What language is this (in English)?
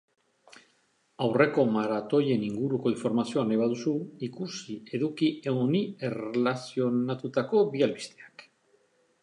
Basque